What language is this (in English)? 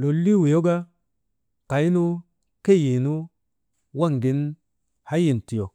Maba